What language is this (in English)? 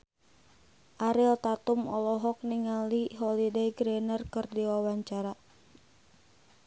Sundanese